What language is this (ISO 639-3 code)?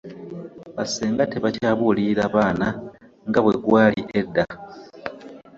lug